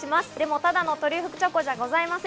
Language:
Japanese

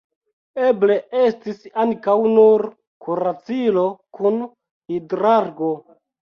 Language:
Esperanto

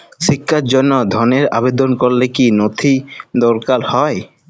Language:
Bangla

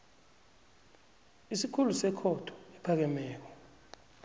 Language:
South Ndebele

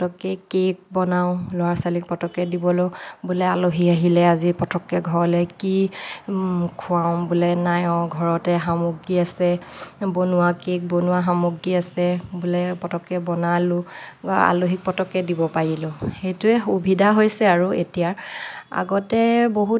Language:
Assamese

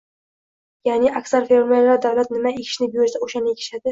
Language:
Uzbek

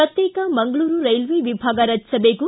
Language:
Kannada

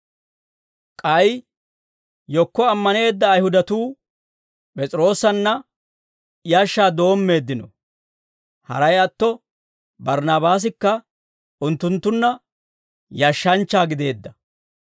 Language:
Dawro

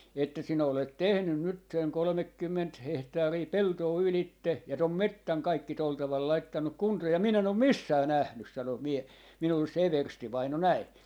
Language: Finnish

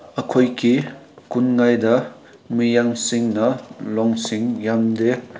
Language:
Manipuri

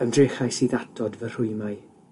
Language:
Welsh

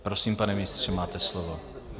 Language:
Czech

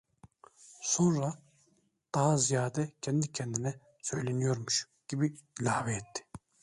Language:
Turkish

